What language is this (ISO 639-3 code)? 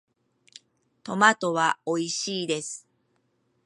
jpn